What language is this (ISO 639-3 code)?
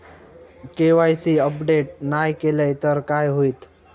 mar